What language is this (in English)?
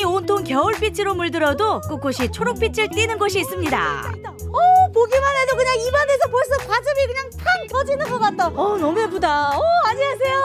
Korean